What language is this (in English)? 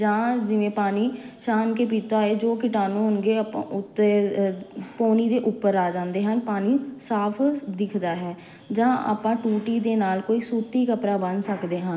Punjabi